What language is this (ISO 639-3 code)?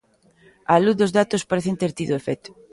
glg